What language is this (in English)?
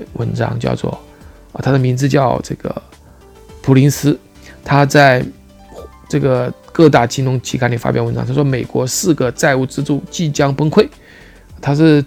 Chinese